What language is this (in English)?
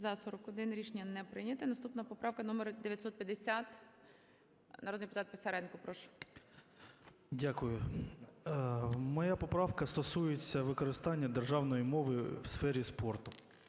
Ukrainian